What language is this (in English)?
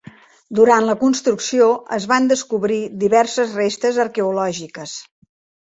Catalan